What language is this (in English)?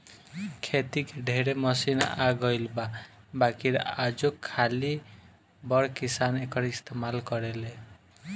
Bhojpuri